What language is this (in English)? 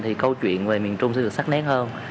Vietnamese